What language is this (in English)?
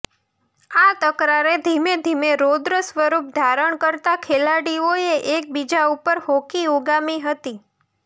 Gujarati